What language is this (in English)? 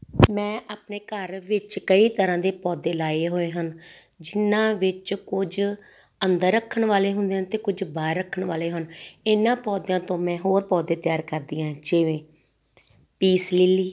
Punjabi